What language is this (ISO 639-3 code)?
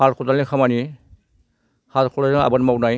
brx